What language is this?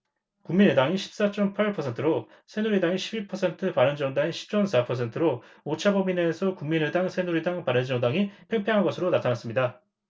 Korean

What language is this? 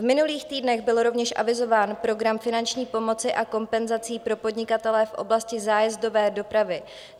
Czech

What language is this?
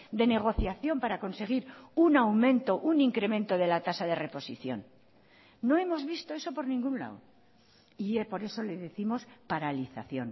Spanish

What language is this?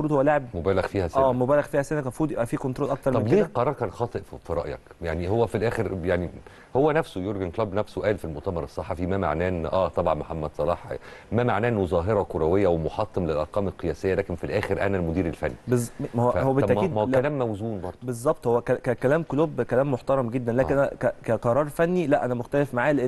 Arabic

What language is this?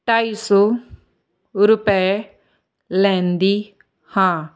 Punjabi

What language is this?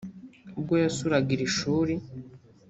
Kinyarwanda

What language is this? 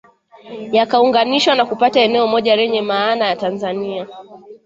Swahili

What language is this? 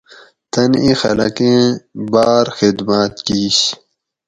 Gawri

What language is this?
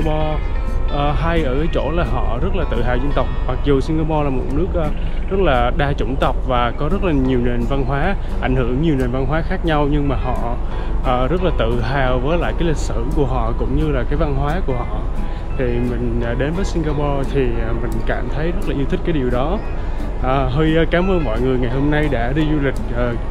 Vietnamese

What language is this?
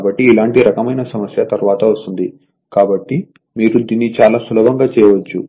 Telugu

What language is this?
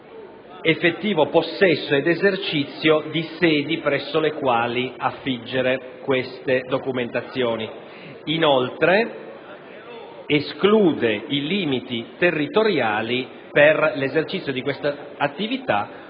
Italian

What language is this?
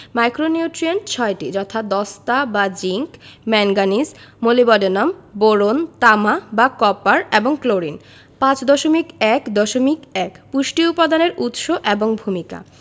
Bangla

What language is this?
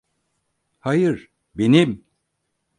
Turkish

